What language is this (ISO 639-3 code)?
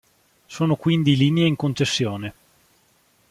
ita